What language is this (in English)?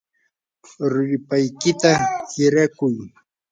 Yanahuanca Pasco Quechua